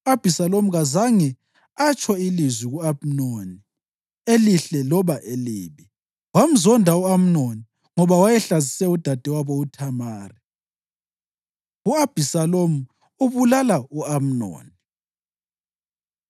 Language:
North Ndebele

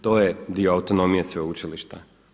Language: Croatian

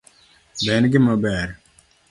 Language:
Luo (Kenya and Tanzania)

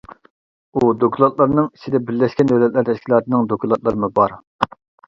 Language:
Uyghur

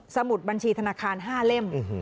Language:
Thai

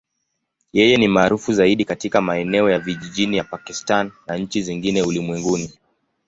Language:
Swahili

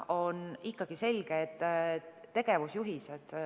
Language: Estonian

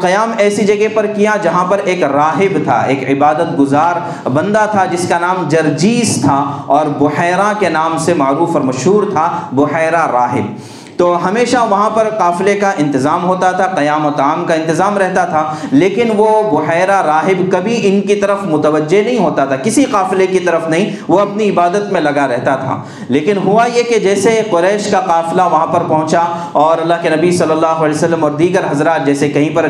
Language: Urdu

